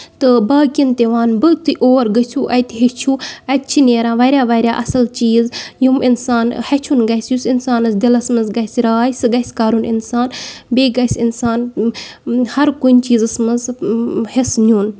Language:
Kashmiri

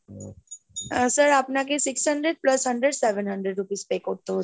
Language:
Bangla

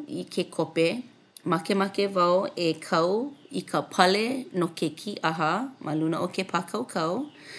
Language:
Hawaiian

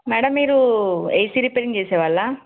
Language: Telugu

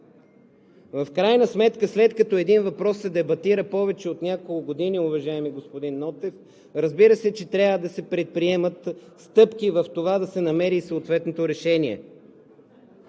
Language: Bulgarian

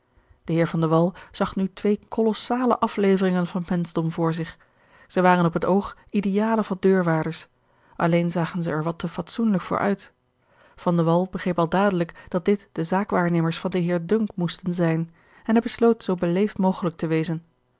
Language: Dutch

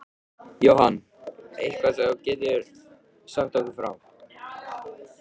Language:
Icelandic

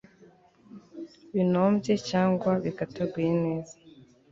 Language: Kinyarwanda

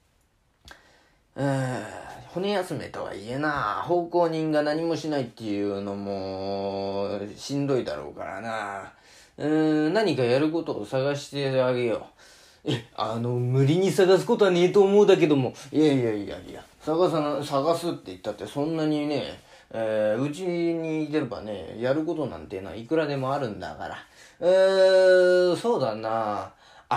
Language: Japanese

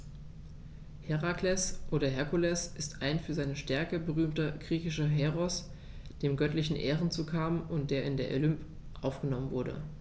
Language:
German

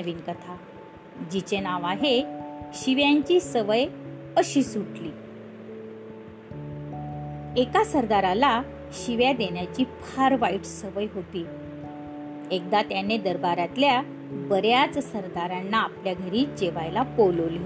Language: Marathi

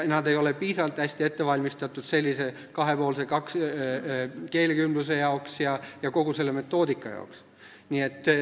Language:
Estonian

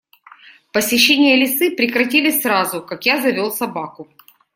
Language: Russian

